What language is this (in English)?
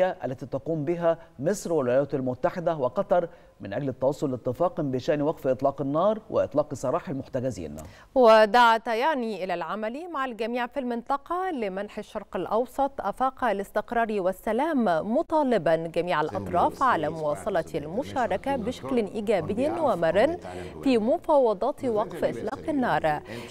Arabic